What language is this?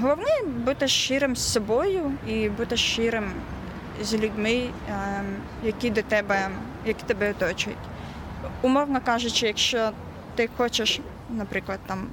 Ukrainian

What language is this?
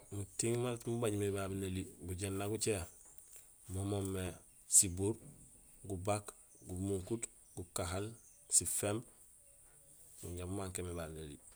Gusilay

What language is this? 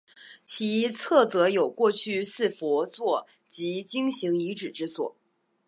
Chinese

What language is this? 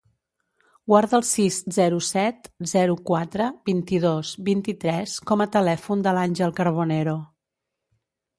Catalan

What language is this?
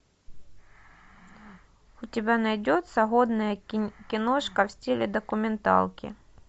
Russian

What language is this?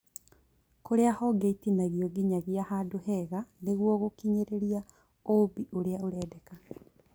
Kikuyu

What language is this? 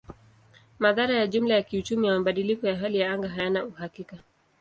Swahili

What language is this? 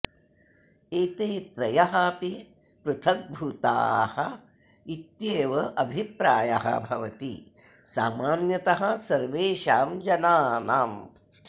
Sanskrit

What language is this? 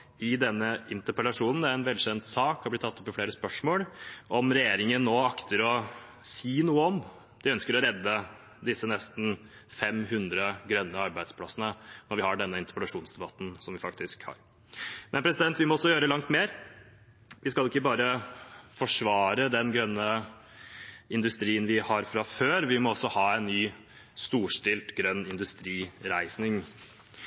Norwegian Bokmål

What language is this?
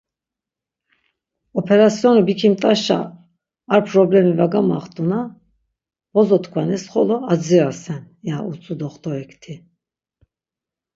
Laz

